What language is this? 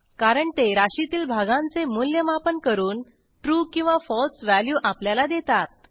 Marathi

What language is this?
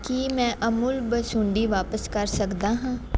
Punjabi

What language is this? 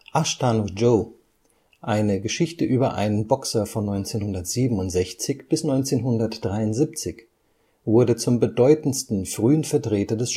German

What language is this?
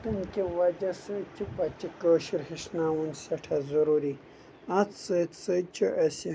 Kashmiri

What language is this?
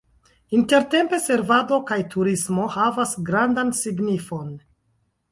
Esperanto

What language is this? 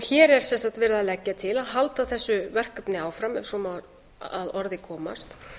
Icelandic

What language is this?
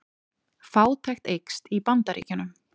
Icelandic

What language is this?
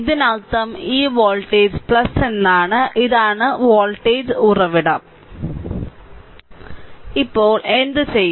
Malayalam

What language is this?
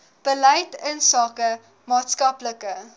Afrikaans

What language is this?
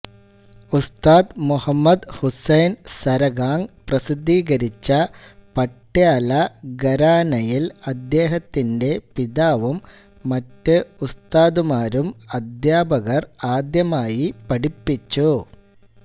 Malayalam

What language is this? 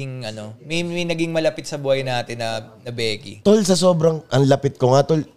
Filipino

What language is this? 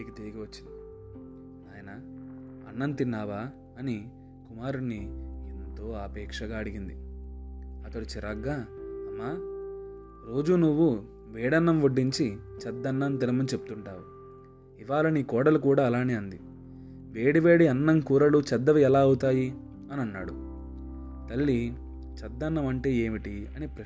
Telugu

